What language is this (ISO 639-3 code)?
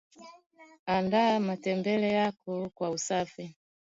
swa